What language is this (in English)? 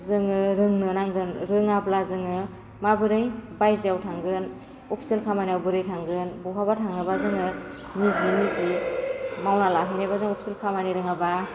Bodo